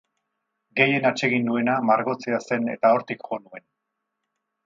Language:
Basque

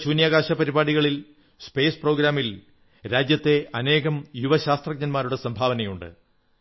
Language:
Malayalam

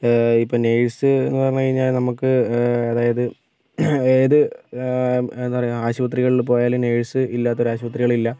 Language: Malayalam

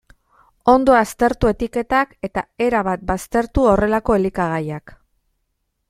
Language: Basque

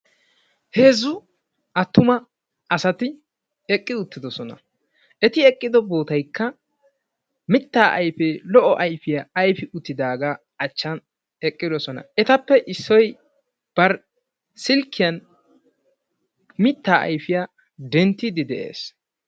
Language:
Wolaytta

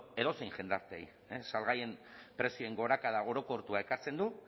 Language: Basque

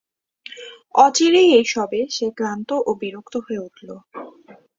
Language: Bangla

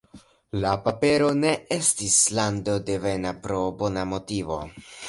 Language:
Esperanto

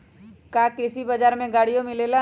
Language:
Magahi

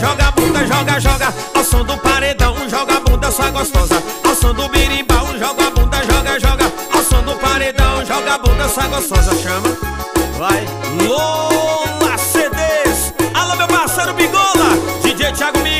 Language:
Portuguese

